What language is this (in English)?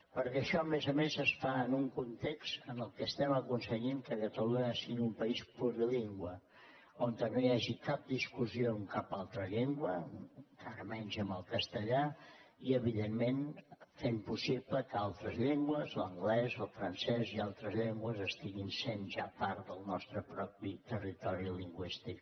Catalan